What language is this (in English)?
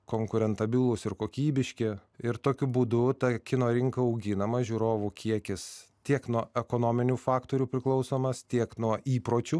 Lithuanian